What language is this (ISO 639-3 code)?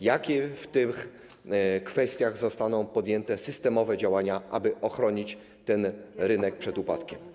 pol